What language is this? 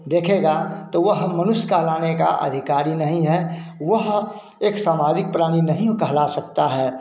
Hindi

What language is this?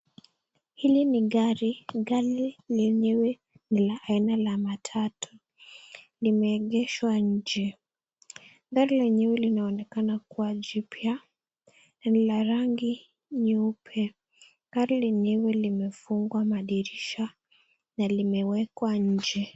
Swahili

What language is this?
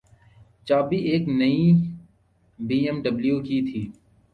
Urdu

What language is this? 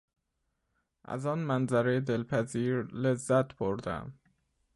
Persian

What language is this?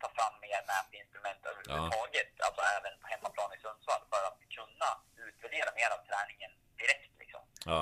Swedish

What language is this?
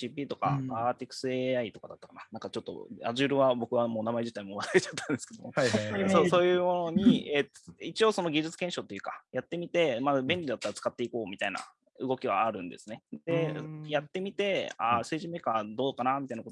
Japanese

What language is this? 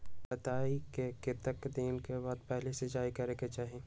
Magahi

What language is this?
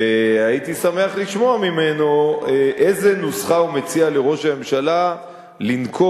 Hebrew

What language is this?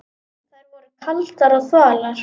Icelandic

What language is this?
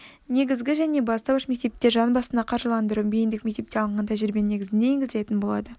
Kazakh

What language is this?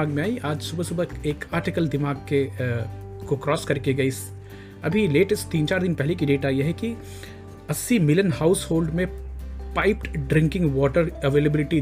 Hindi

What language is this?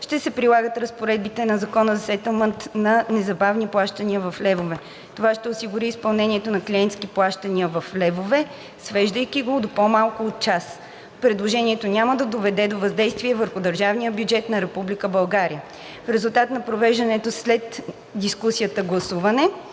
Bulgarian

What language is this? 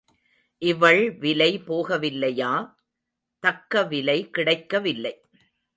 Tamil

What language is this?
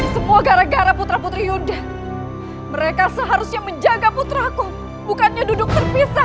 Indonesian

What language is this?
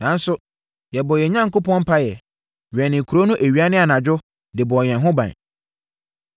Akan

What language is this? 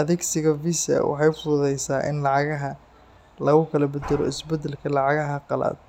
Somali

